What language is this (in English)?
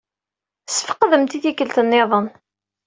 Kabyle